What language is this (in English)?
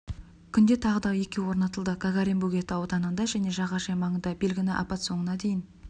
Kazakh